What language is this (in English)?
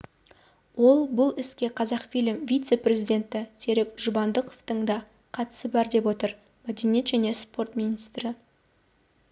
Kazakh